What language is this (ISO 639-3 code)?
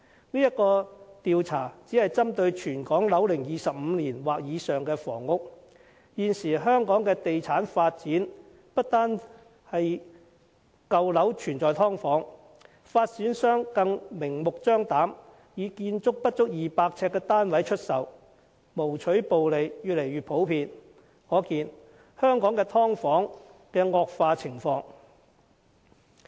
yue